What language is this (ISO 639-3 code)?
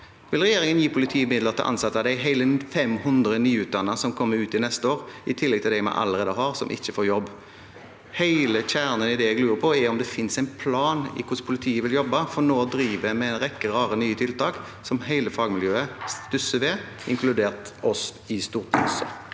nor